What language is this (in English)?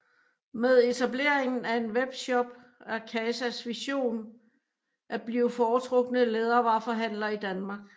Danish